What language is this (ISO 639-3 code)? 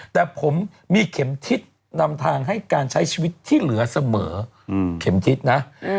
tha